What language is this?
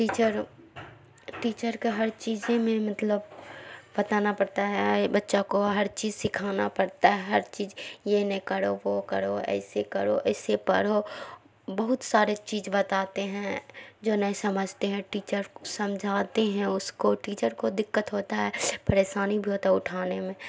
Urdu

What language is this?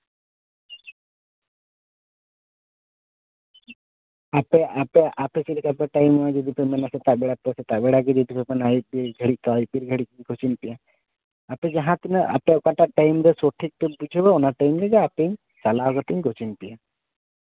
Santali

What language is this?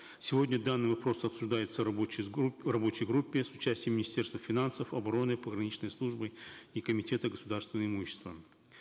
Kazakh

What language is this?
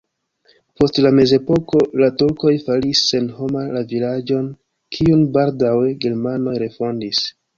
Esperanto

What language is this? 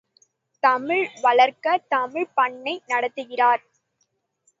Tamil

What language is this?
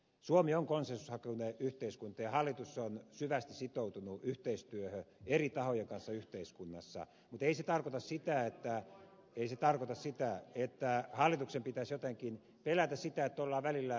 Finnish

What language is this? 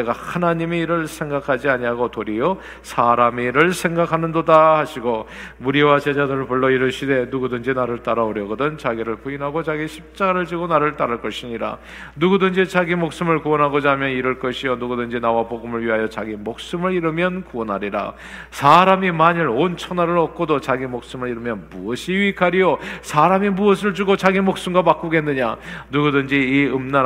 Korean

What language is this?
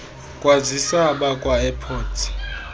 Xhosa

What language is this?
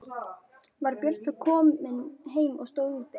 Icelandic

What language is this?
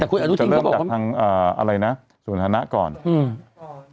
Thai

